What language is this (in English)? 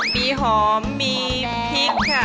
Thai